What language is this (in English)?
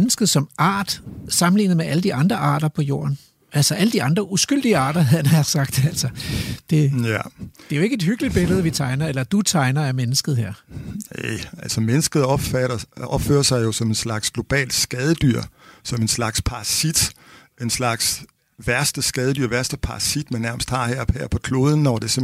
Danish